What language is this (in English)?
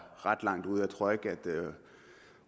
Danish